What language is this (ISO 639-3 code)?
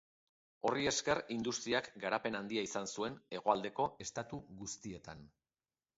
eus